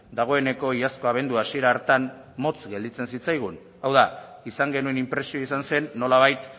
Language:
Basque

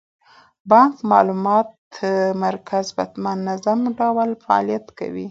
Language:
Pashto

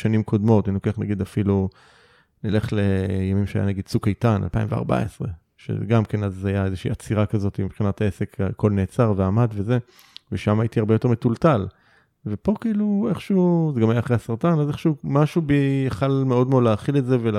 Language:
Hebrew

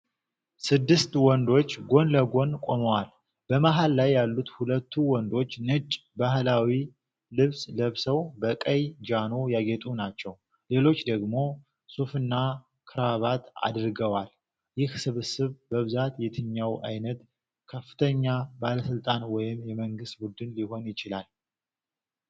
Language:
Amharic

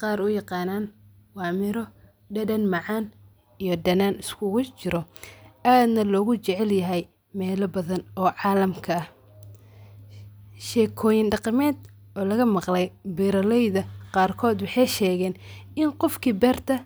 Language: Somali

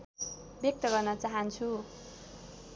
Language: Nepali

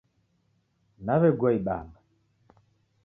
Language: Taita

